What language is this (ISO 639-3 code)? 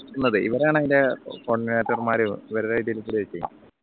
mal